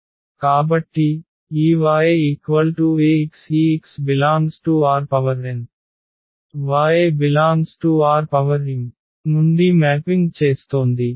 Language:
Telugu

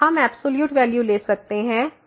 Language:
Hindi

